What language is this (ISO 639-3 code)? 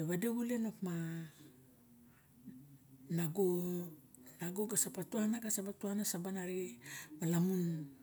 bjk